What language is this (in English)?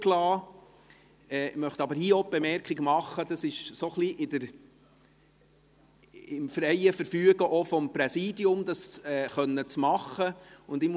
Swiss German